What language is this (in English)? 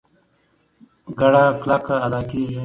Pashto